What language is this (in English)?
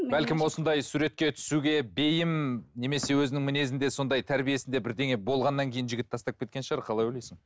Kazakh